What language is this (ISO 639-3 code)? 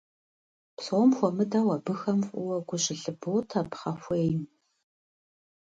kbd